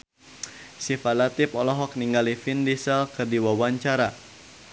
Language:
Sundanese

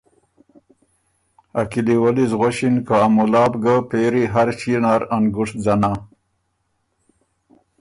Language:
Ormuri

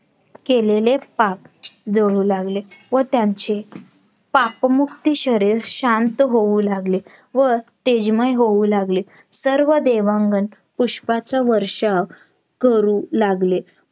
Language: Marathi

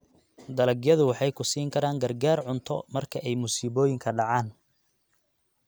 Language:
Somali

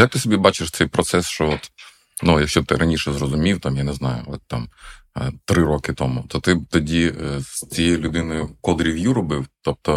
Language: Ukrainian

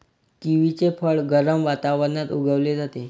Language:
Marathi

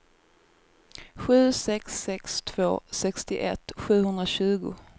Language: Swedish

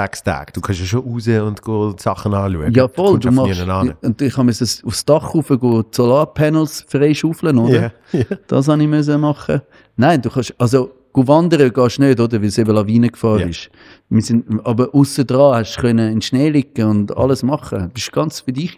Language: German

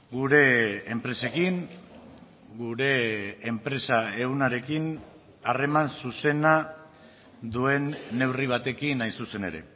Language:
Basque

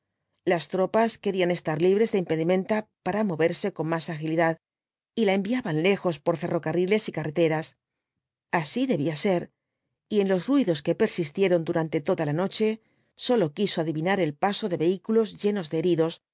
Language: Spanish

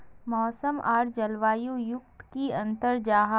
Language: Magahi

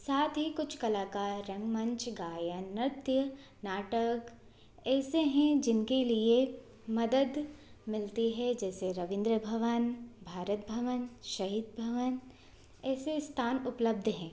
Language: Hindi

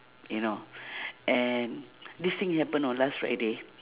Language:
English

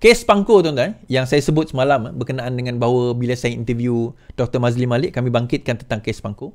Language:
Malay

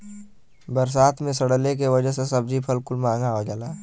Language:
Bhojpuri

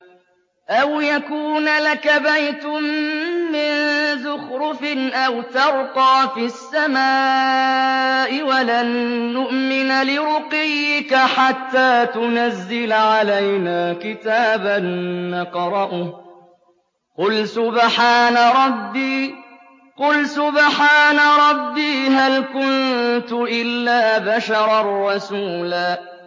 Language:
Arabic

